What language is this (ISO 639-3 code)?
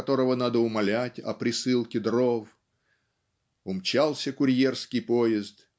rus